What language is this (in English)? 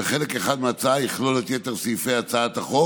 Hebrew